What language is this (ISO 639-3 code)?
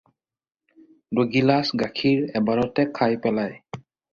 asm